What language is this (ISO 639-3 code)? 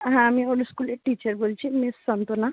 ben